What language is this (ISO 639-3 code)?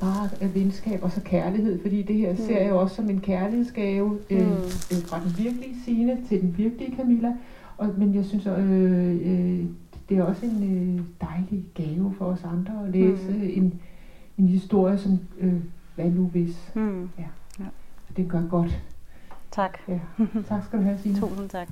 dan